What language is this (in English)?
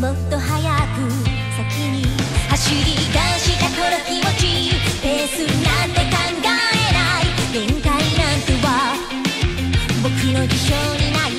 Thai